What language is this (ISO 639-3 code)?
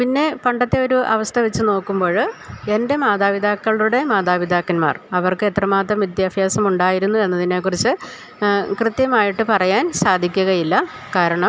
mal